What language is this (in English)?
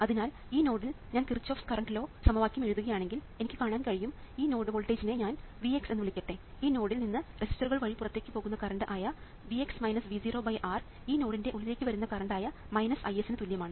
Malayalam